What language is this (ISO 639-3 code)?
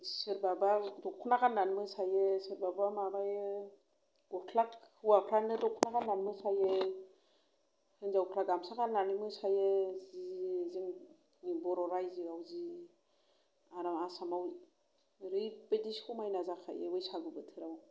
brx